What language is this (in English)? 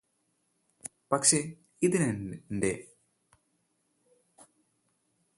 Malayalam